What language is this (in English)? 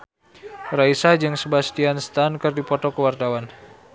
Sundanese